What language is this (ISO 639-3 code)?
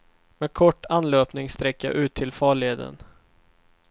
swe